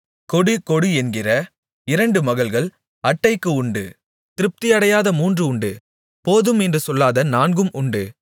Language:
Tamil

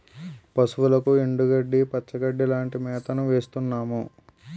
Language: Telugu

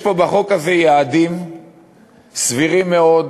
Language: Hebrew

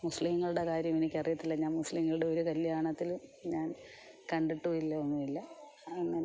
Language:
Malayalam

